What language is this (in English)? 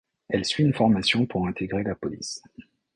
French